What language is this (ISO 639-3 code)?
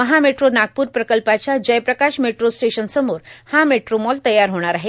mar